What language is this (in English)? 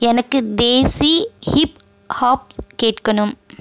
Tamil